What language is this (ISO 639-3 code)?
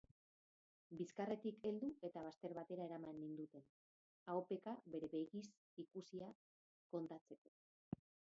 eus